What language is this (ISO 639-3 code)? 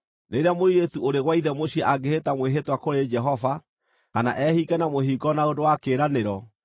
kik